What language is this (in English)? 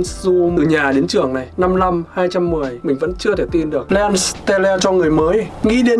Vietnamese